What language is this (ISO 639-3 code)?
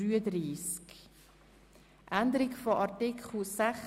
gsw